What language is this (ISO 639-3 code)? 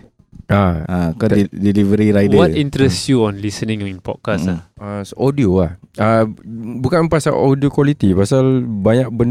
msa